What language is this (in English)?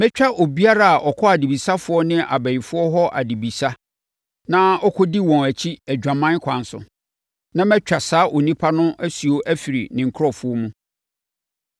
Akan